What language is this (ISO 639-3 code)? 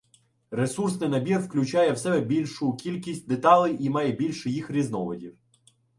ukr